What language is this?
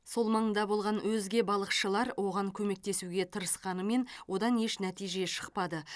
Kazakh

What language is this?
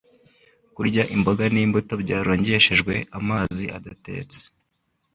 Kinyarwanda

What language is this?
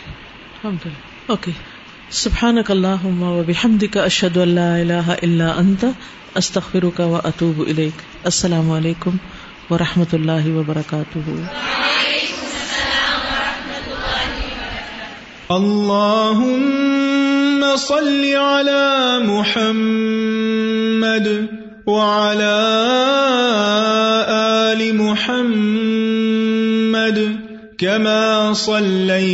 Urdu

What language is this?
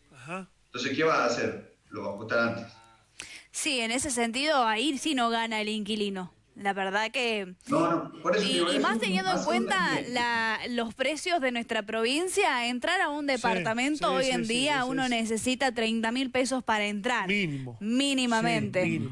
Spanish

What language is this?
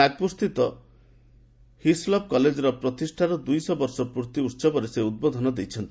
Odia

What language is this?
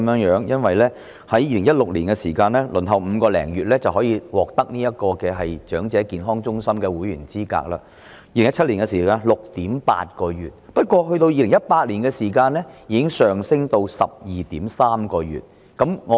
Cantonese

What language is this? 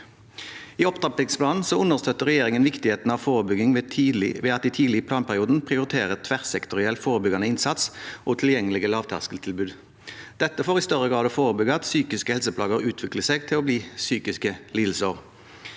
Norwegian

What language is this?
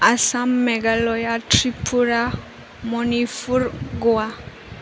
Bodo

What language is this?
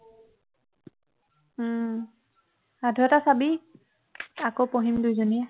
Assamese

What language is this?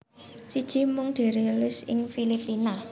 Javanese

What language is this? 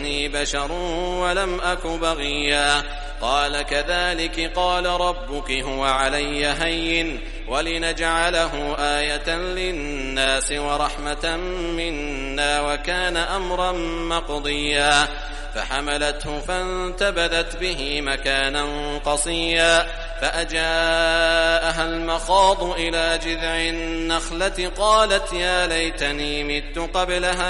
Arabic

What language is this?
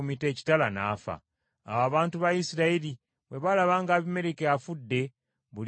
Ganda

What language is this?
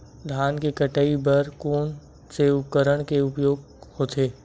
Chhattisgarhi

